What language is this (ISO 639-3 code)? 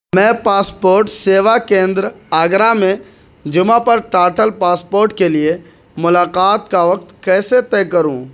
urd